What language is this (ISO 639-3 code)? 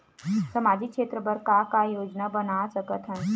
hne